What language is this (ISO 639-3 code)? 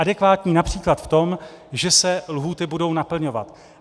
ces